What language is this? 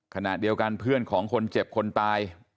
Thai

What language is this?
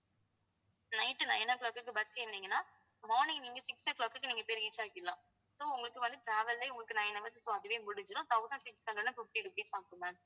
Tamil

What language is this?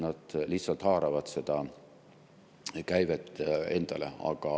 Estonian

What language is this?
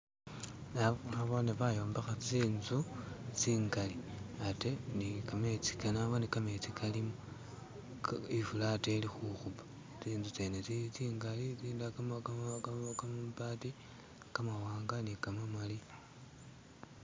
Masaaba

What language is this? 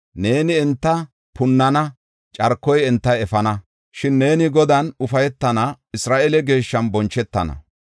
Gofa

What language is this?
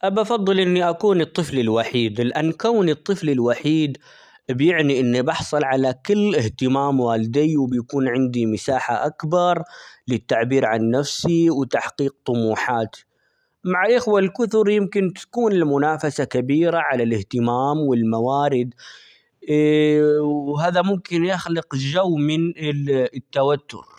Omani Arabic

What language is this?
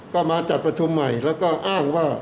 Thai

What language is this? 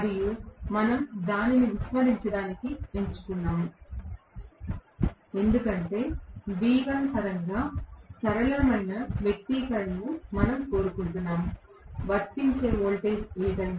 Telugu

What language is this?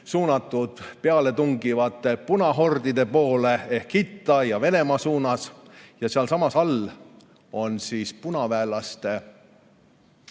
Estonian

